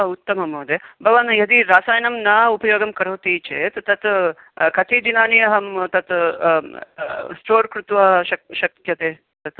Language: Sanskrit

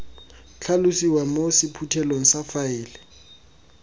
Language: Tswana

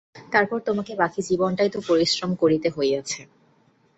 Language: Bangla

